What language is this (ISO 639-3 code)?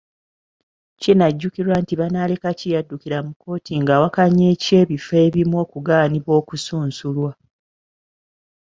lug